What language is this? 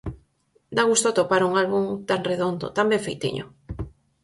Galician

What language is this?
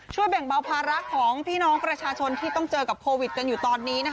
Thai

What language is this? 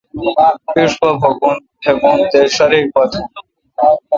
Kalkoti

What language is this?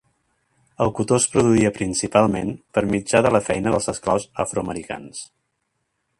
Catalan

